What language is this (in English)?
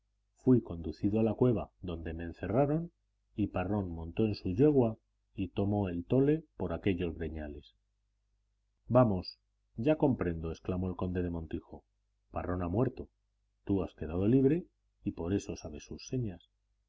Spanish